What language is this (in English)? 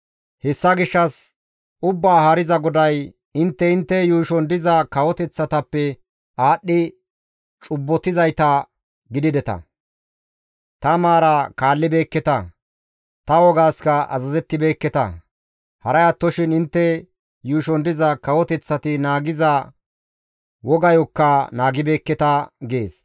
Gamo